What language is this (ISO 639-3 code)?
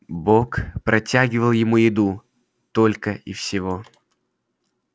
rus